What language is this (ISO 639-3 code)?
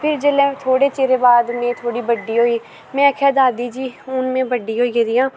doi